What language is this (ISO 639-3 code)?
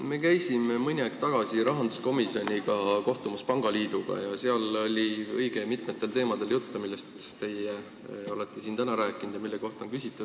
est